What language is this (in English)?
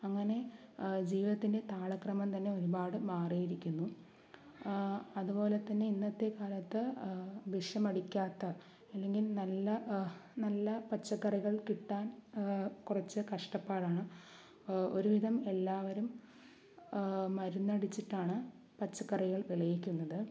Malayalam